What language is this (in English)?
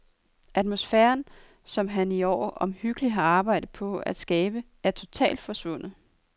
Danish